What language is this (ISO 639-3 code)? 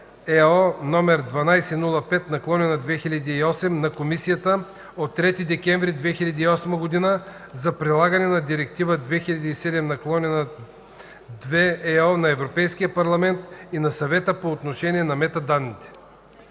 bul